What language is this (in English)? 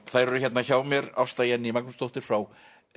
Icelandic